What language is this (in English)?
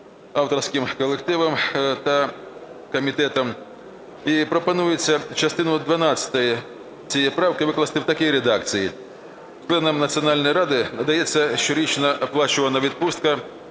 Ukrainian